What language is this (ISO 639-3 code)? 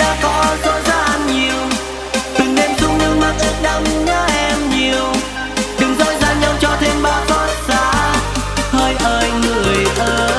vie